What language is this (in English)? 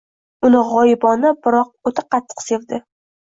Uzbek